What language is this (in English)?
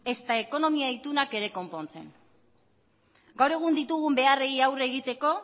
Basque